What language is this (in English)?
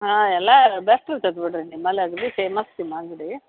Kannada